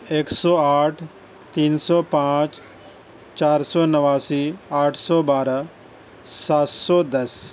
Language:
Urdu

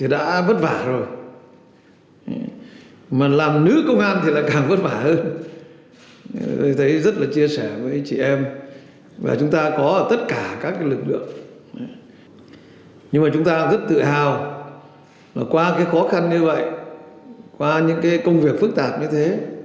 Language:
Vietnamese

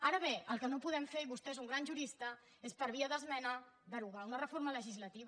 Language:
Catalan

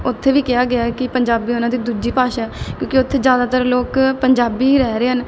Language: Punjabi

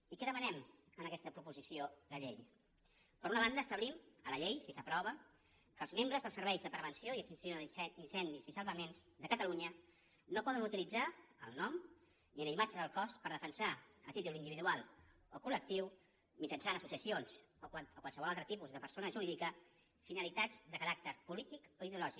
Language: Catalan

